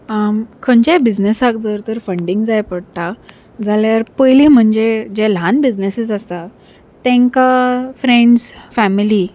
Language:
Konkani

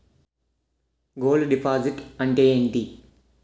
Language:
Telugu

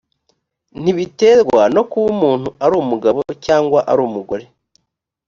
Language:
Kinyarwanda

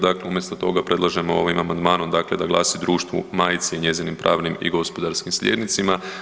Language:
Croatian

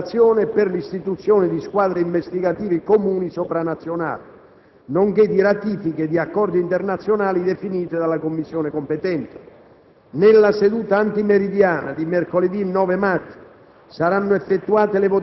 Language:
Italian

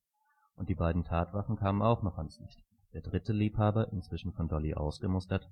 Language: German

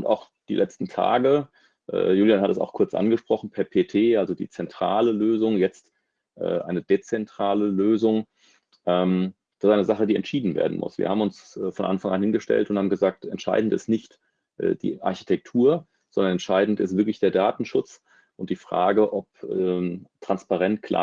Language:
German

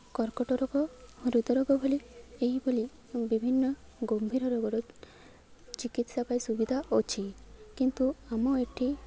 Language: Odia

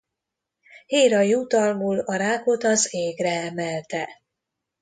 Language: Hungarian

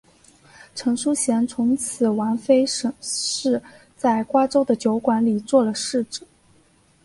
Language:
Chinese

